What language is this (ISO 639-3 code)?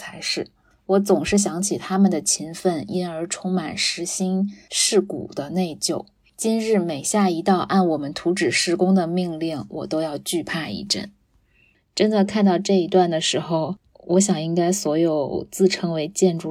zho